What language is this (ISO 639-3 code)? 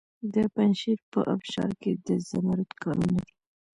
pus